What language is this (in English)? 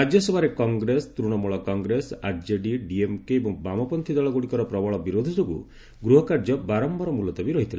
Odia